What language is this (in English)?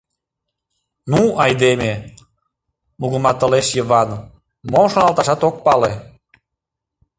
Mari